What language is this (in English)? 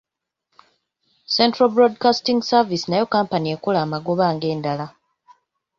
Ganda